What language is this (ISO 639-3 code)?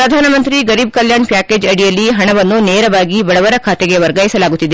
kan